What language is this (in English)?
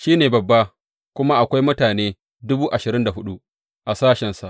Hausa